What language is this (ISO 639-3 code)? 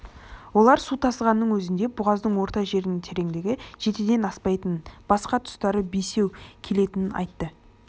kaz